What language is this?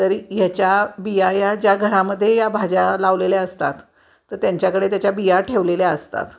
Marathi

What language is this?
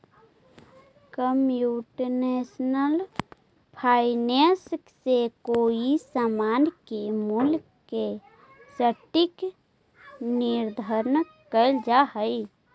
Magahi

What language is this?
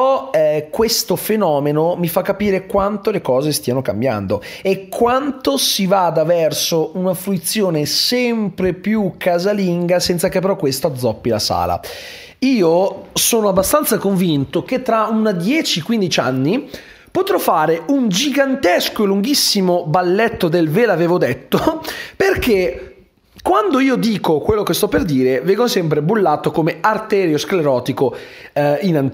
Italian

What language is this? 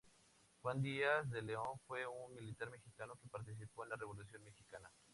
Spanish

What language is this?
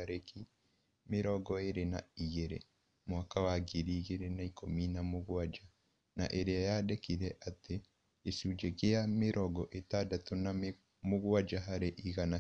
Kikuyu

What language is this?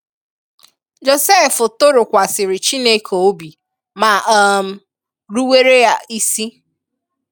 Igbo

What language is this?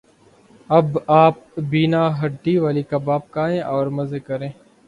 Urdu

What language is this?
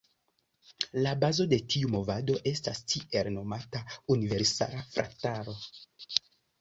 Esperanto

